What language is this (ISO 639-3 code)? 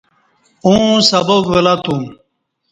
bsh